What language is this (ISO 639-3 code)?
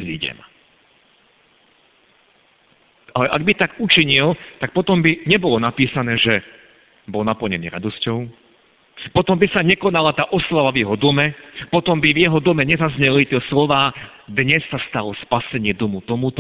slk